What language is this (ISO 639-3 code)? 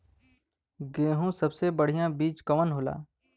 bho